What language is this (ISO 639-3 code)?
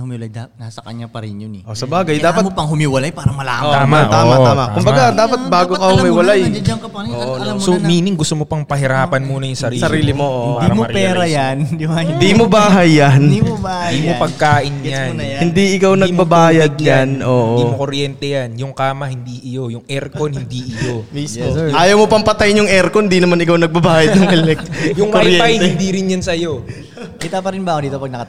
fil